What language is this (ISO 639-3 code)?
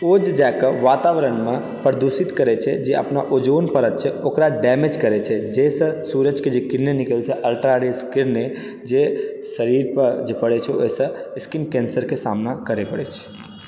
mai